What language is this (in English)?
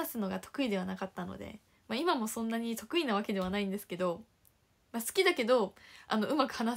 Japanese